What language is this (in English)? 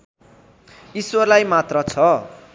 Nepali